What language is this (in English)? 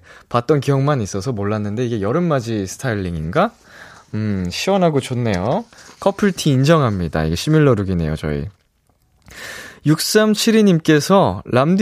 Korean